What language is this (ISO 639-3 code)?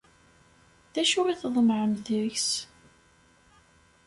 kab